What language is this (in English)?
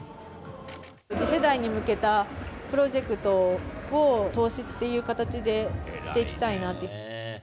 Japanese